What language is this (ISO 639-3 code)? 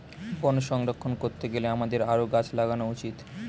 ben